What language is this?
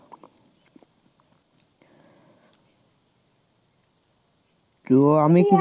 Bangla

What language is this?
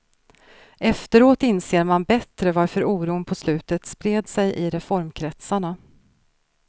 Swedish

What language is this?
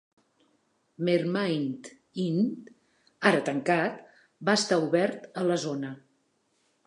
Catalan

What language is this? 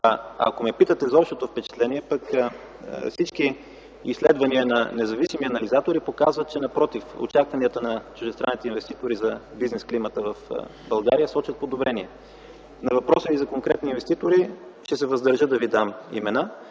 Bulgarian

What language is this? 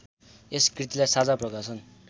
Nepali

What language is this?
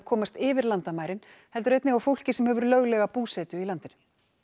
Icelandic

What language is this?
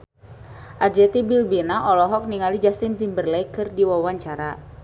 Sundanese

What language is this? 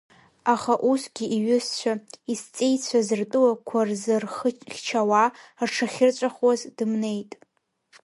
Abkhazian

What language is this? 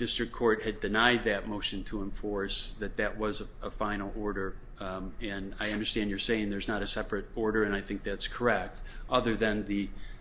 English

